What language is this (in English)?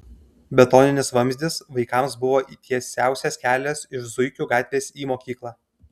Lithuanian